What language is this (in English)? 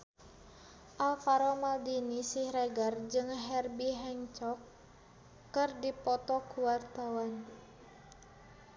Sundanese